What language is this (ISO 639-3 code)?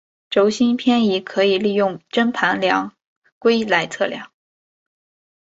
zho